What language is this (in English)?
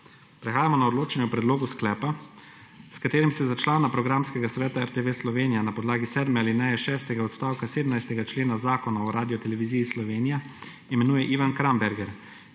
Slovenian